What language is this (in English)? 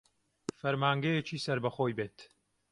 Central Kurdish